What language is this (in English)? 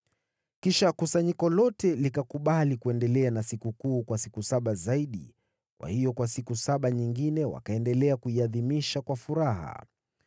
Swahili